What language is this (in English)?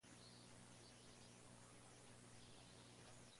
Spanish